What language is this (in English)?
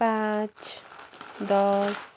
Nepali